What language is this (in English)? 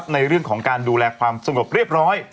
Thai